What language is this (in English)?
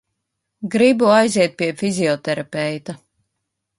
Latvian